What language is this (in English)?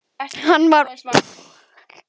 Icelandic